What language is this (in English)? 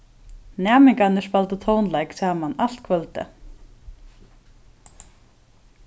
Faroese